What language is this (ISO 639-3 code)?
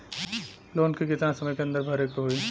bho